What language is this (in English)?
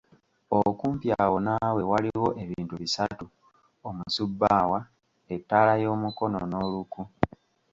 Ganda